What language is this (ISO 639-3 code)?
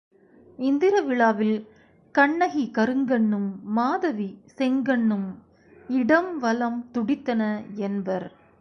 tam